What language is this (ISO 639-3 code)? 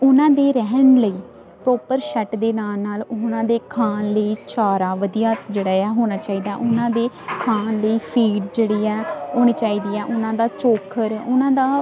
pan